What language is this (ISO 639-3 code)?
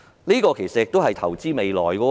yue